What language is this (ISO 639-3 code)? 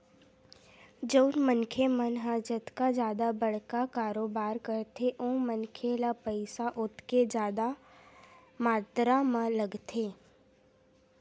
hne